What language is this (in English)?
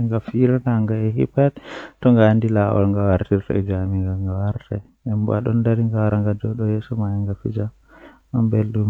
Western Niger Fulfulde